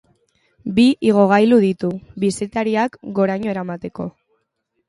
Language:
Basque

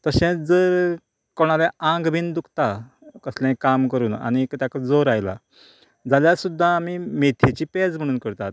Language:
Konkani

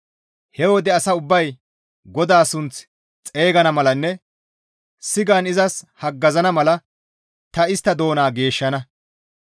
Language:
Gamo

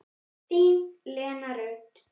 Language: Icelandic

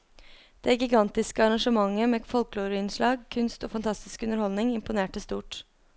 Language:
Norwegian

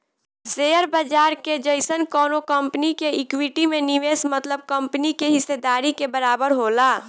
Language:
Bhojpuri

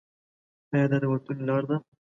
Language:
Pashto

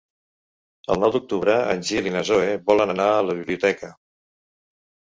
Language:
Catalan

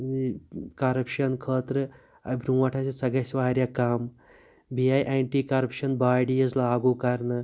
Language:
Kashmiri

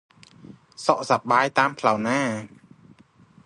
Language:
Khmer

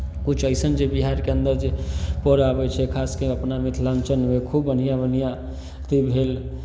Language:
Maithili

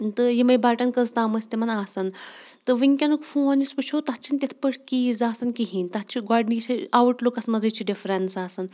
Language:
Kashmiri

